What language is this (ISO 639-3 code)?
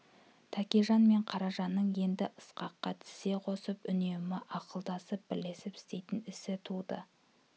kaz